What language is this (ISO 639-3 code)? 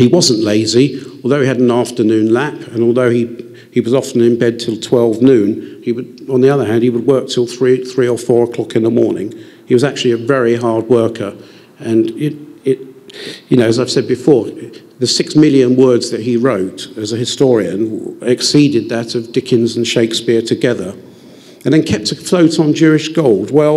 eng